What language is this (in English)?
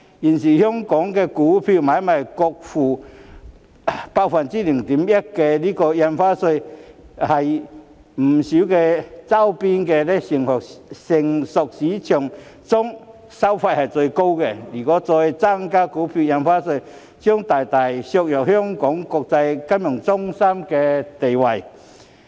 Cantonese